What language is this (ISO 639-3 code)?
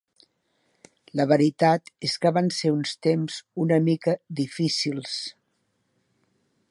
cat